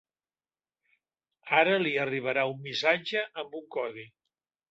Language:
Catalan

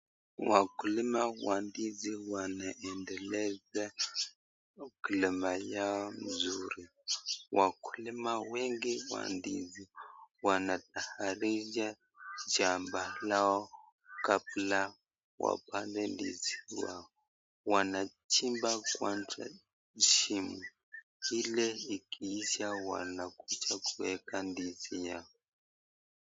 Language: Swahili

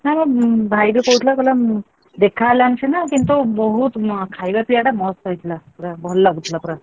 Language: Odia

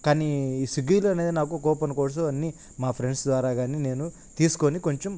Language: Telugu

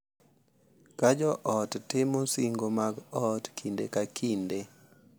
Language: Luo (Kenya and Tanzania)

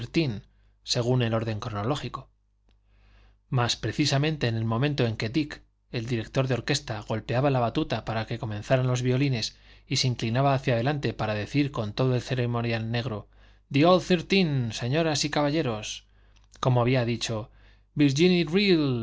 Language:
Spanish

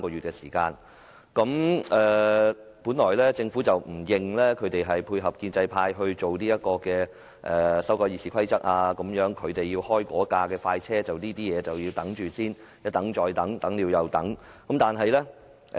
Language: Cantonese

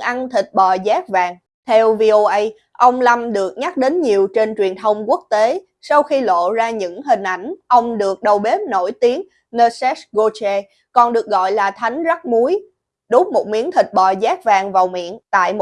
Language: Vietnamese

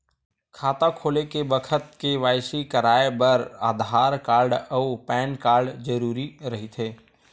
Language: Chhattisgarhi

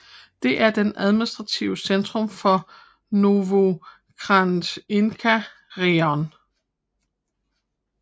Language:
Danish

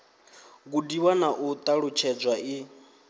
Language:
Venda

